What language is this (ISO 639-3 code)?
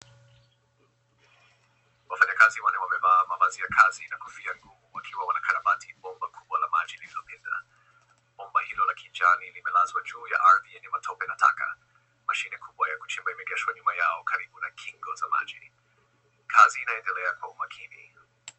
swa